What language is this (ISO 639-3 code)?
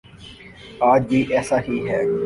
urd